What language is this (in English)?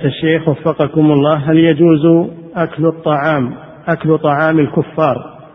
Arabic